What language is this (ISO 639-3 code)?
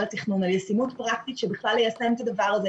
heb